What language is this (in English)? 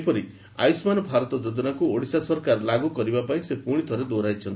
Odia